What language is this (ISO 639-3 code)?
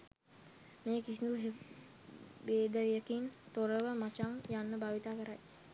sin